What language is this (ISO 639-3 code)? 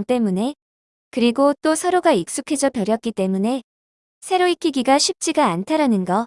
kor